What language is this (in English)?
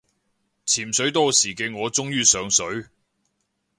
Cantonese